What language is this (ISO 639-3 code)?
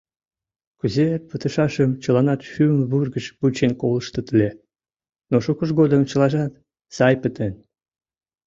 chm